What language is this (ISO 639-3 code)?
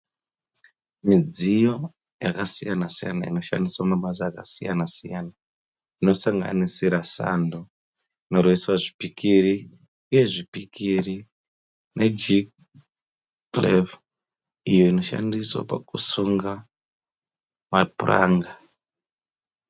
sna